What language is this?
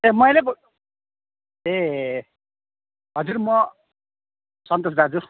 Nepali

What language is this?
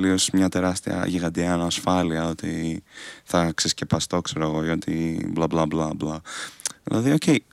Greek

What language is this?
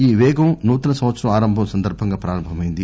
Telugu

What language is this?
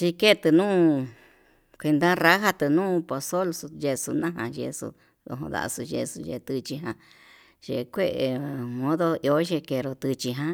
Yutanduchi Mixtec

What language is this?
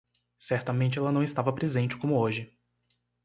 Portuguese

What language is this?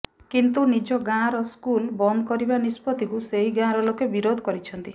Odia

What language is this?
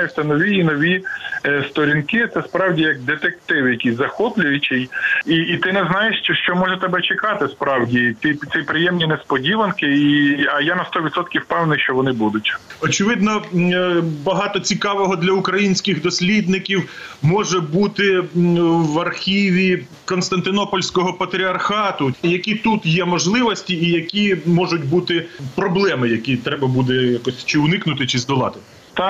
Ukrainian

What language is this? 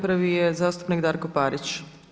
Croatian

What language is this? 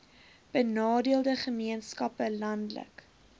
Afrikaans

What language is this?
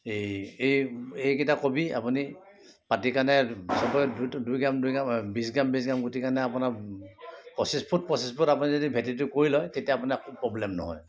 Assamese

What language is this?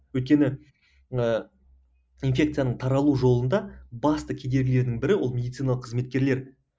Kazakh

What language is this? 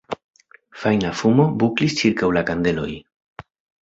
Esperanto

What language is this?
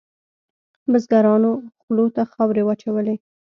Pashto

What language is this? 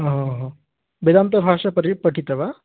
Sanskrit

